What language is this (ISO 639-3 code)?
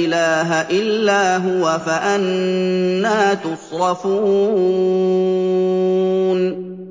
ara